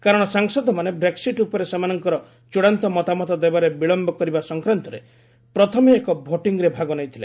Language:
Odia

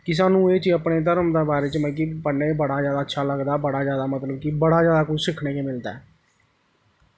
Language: Dogri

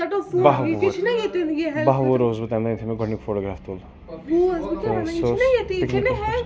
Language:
Kashmiri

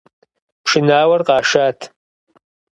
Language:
Kabardian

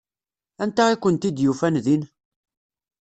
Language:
Kabyle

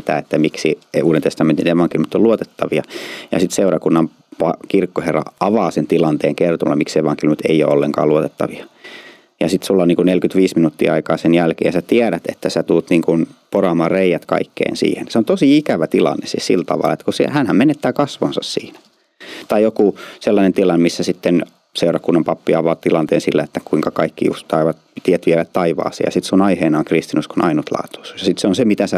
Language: Finnish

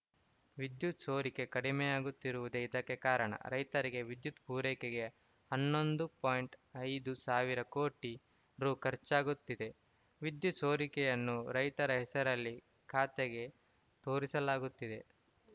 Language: Kannada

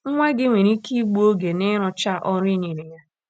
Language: Igbo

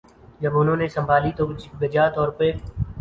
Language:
Urdu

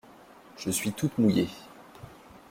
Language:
French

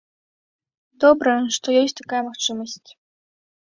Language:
Belarusian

